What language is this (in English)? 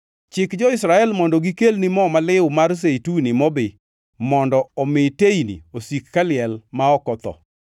Luo (Kenya and Tanzania)